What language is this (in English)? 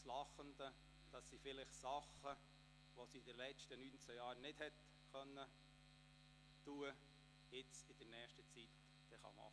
Swiss German